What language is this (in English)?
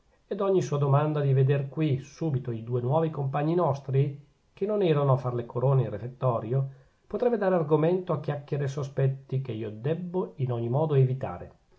Italian